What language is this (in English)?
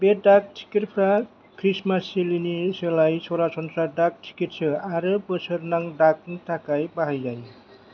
Bodo